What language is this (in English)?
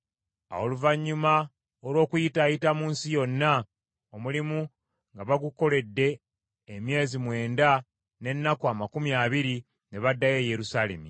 Ganda